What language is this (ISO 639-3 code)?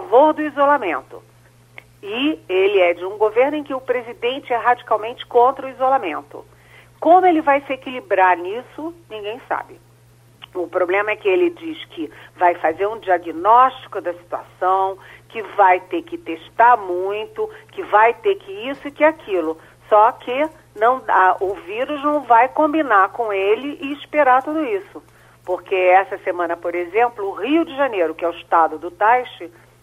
por